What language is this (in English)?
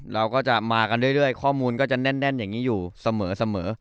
Thai